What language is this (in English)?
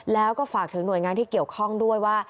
Thai